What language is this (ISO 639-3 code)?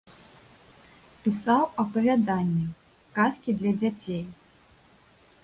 bel